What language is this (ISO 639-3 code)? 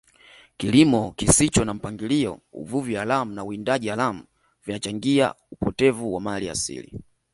swa